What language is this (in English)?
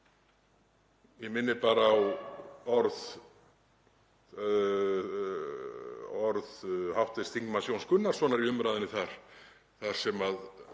Icelandic